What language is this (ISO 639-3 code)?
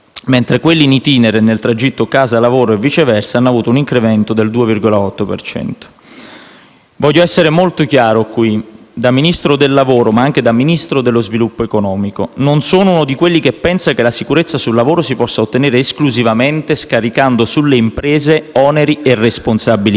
ita